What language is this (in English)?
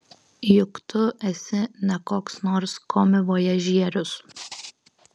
Lithuanian